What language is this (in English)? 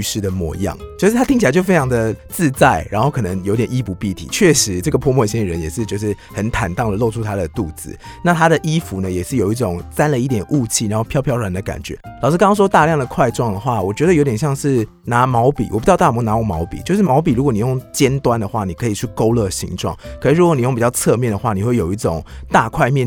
Chinese